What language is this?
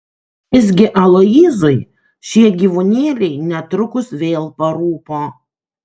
Lithuanian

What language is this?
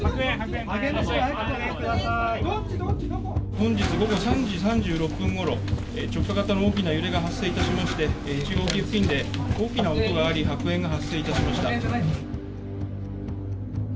Japanese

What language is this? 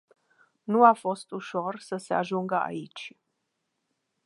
Romanian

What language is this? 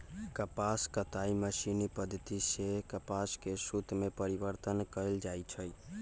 Magahi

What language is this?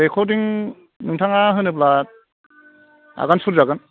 Bodo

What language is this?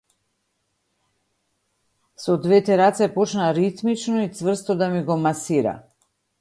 Macedonian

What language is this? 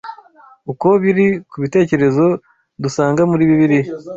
Kinyarwanda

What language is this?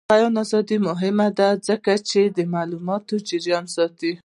Pashto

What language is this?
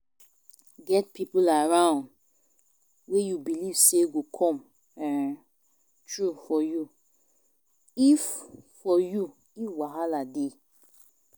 Nigerian Pidgin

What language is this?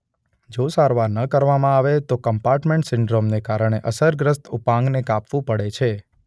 Gujarati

